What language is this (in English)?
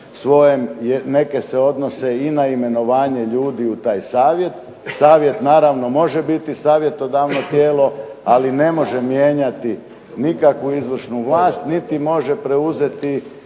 Croatian